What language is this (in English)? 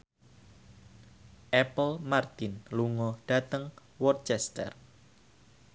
Javanese